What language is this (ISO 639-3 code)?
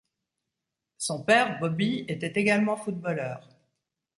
fra